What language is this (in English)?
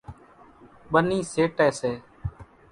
Kachi Koli